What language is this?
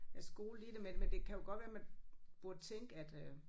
Danish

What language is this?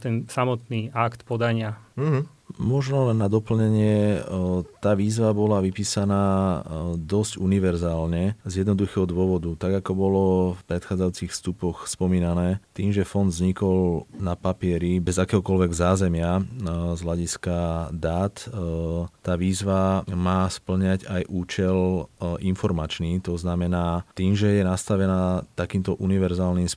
Slovak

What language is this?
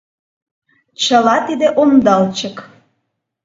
Mari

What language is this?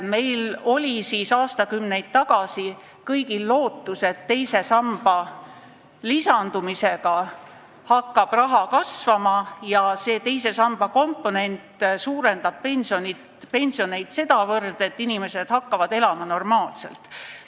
Estonian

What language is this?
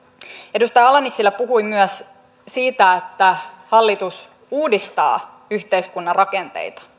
Finnish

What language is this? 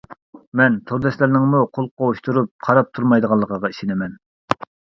Uyghur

